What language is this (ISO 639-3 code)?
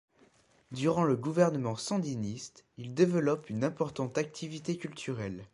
fra